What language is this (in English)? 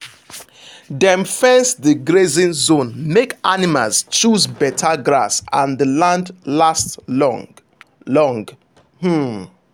Nigerian Pidgin